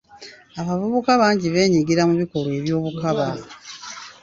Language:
Ganda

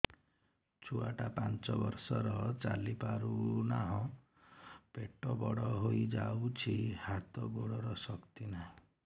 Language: Odia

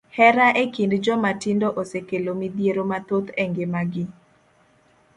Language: Luo (Kenya and Tanzania)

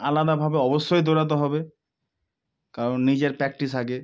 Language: Bangla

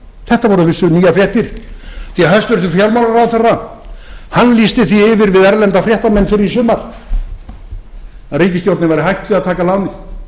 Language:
Icelandic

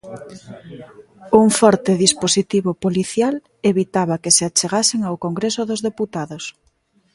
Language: Galician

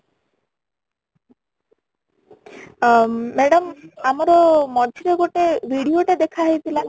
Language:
Odia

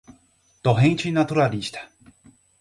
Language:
Portuguese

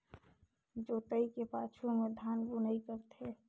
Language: Chhattisgarhi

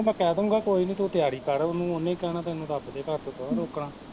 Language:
Punjabi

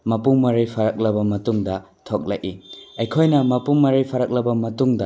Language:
Manipuri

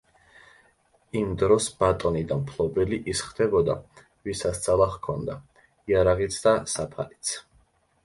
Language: Georgian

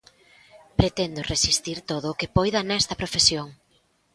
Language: Galician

